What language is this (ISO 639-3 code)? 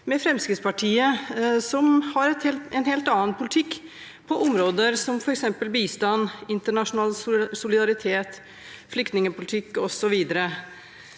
nor